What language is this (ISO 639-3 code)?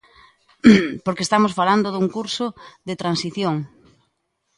glg